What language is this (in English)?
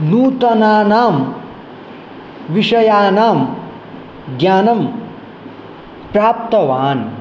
Sanskrit